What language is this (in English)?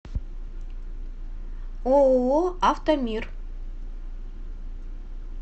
Russian